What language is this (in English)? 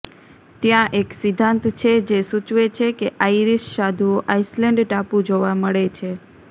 Gujarati